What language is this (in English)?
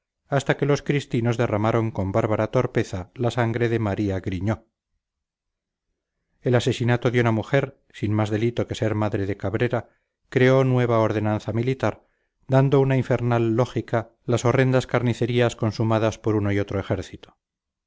Spanish